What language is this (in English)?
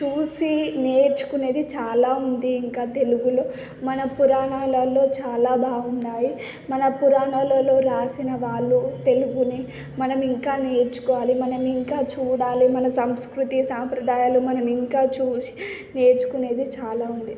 Telugu